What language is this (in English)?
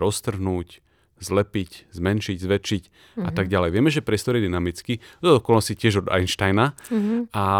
Slovak